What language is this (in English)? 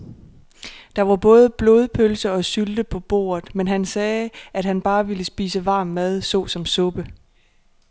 Danish